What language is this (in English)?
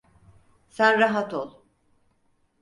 Turkish